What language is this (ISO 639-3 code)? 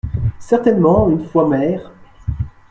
fra